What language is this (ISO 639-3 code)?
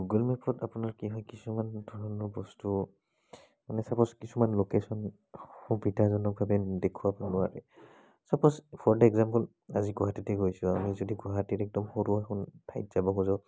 asm